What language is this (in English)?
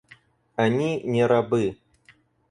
Russian